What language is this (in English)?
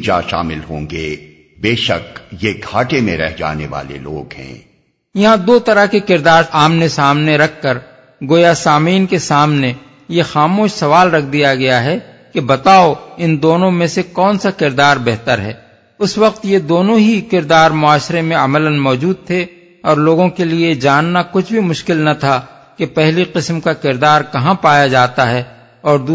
Urdu